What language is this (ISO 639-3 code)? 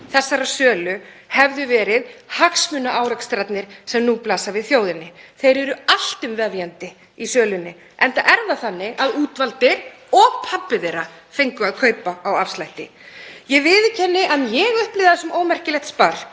isl